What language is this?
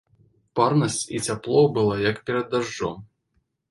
Belarusian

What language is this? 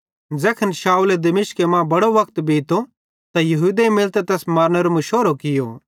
Bhadrawahi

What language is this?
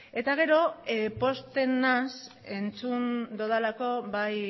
Basque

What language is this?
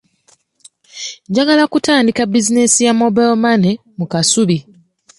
Ganda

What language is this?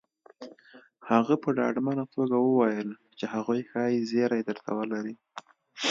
Pashto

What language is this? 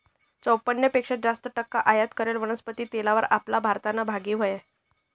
Marathi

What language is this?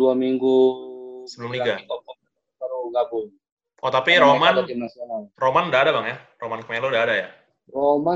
Indonesian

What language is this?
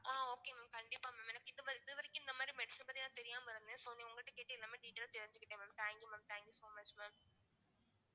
Tamil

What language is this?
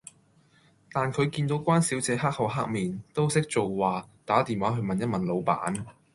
Cantonese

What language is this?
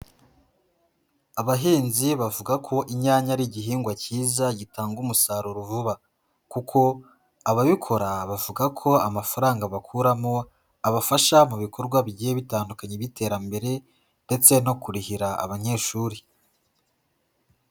Kinyarwanda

